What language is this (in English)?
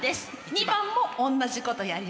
Japanese